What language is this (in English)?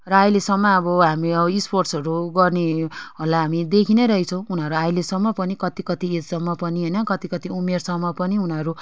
Nepali